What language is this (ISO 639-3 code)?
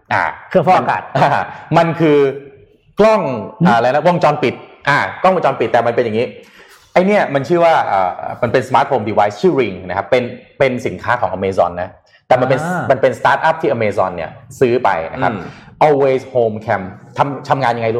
tha